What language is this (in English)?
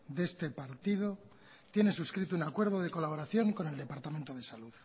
Spanish